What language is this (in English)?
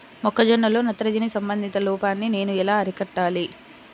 Telugu